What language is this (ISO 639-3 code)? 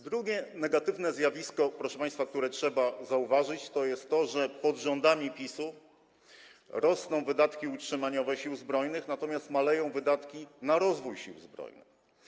pol